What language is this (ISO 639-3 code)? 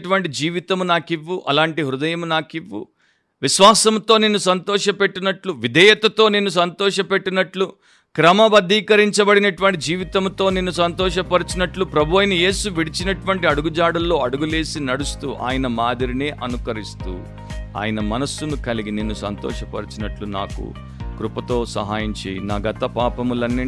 tel